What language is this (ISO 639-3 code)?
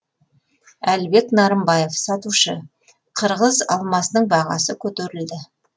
kaz